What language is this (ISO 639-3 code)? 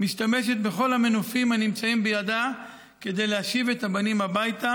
heb